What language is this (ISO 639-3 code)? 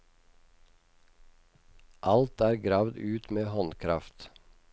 nor